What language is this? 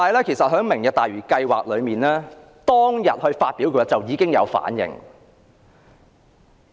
Cantonese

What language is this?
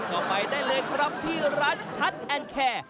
Thai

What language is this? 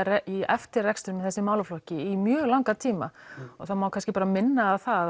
Icelandic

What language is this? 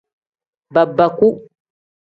Tem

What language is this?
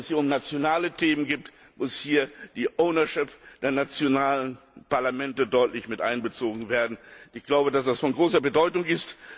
German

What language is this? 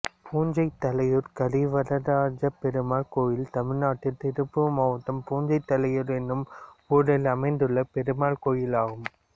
Tamil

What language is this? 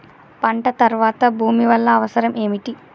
Telugu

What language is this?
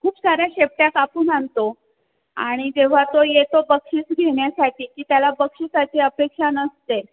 Marathi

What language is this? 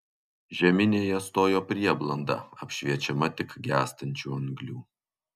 Lithuanian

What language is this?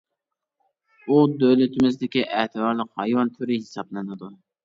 Uyghur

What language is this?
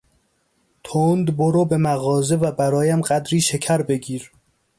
Persian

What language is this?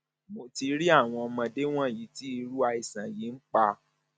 Yoruba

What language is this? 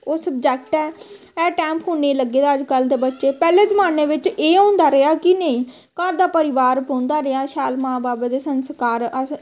Dogri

